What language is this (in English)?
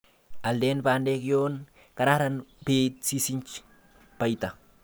Kalenjin